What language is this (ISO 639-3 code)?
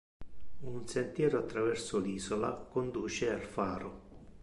ita